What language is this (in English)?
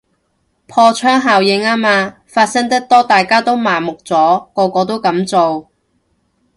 Cantonese